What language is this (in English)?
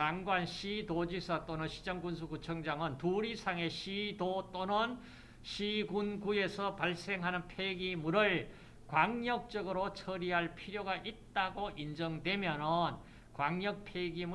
Korean